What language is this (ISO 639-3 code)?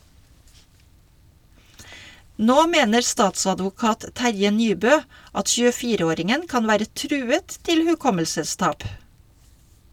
nor